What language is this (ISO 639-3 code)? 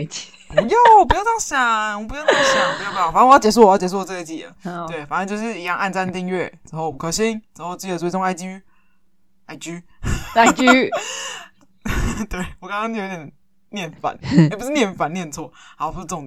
zho